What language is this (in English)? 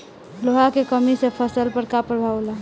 Bhojpuri